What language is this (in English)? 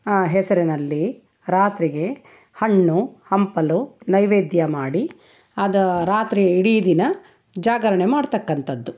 Kannada